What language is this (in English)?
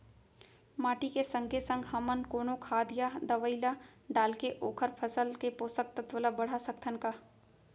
Chhattisgarhi